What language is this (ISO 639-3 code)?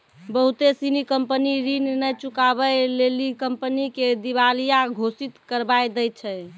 mai